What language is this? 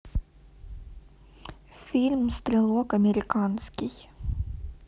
Russian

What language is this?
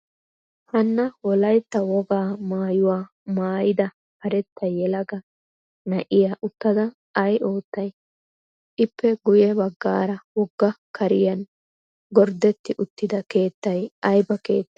Wolaytta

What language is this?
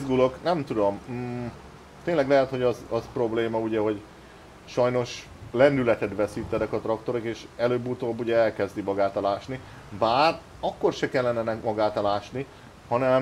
Hungarian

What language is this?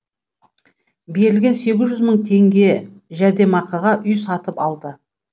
Kazakh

